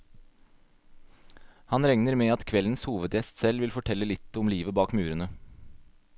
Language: Norwegian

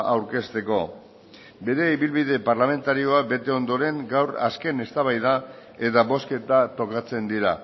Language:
Basque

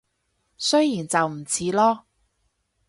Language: Cantonese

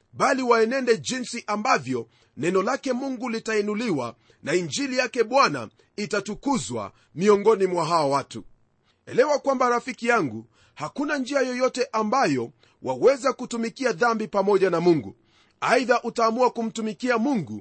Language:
Swahili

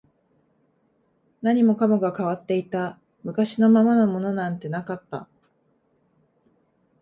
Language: Japanese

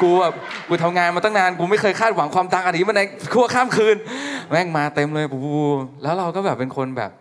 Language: Thai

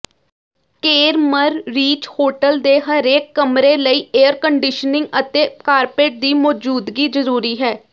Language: Punjabi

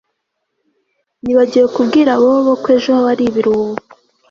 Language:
Kinyarwanda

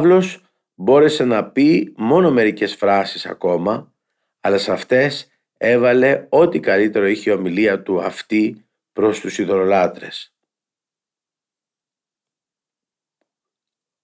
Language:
Greek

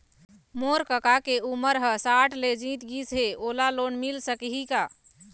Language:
Chhattisgarhi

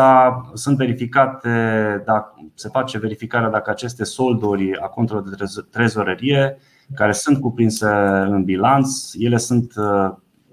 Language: Romanian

